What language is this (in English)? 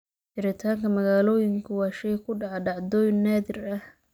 Somali